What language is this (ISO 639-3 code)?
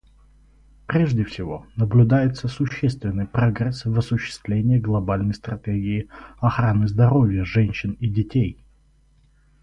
rus